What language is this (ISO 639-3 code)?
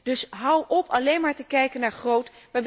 nld